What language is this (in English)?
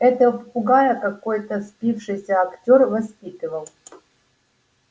Russian